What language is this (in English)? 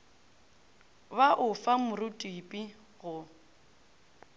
Northern Sotho